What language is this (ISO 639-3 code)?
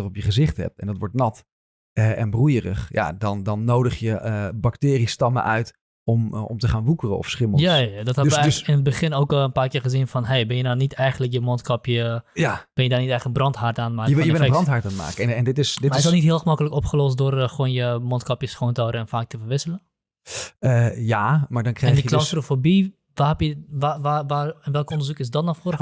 nld